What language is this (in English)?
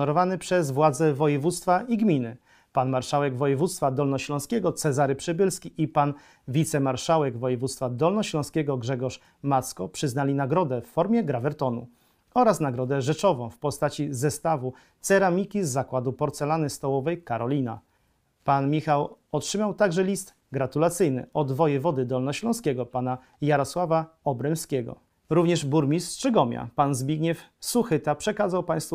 Polish